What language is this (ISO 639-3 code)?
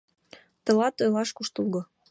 chm